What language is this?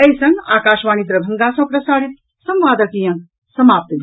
Maithili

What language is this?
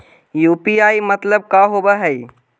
Magahi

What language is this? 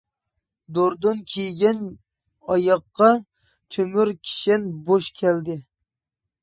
Uyghur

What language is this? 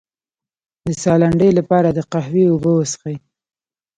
Pashto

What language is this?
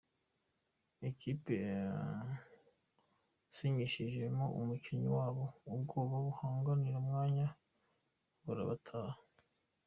Kinyarwanda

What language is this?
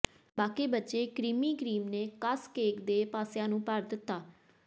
Punjabi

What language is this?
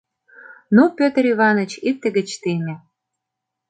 Mari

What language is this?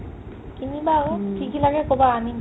Assamese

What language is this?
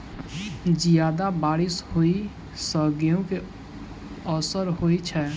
Maithili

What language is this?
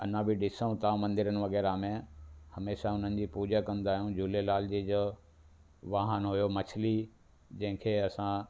Sindhi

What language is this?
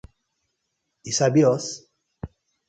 Nigerian Pidgin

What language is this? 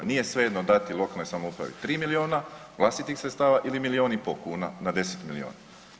Croatian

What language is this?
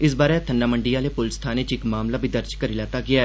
Dogri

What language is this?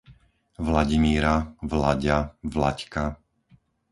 Slovak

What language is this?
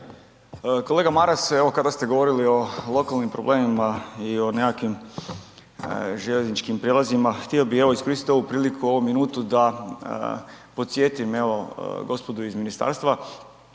Croatian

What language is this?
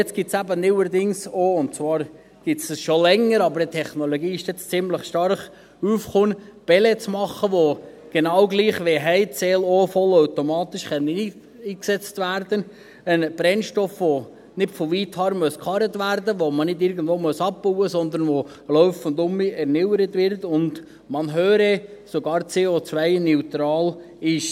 Swiss German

